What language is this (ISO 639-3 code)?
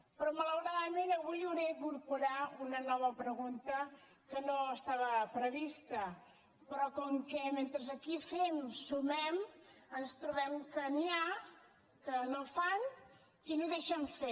cat